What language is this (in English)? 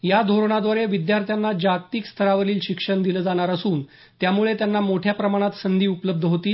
Marathi